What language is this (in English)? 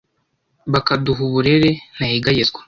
Kinyarwanda